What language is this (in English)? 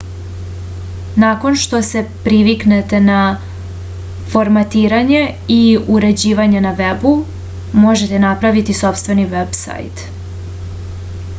Serbian